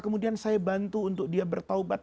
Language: Indonesian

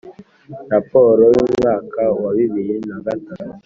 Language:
Kinyarwanda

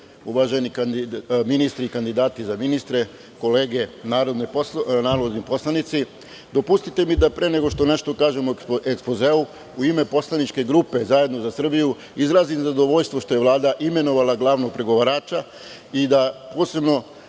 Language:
Serbian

